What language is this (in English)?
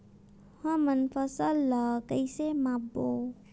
Chhattisgarhi